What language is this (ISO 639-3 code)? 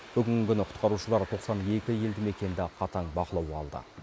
kaz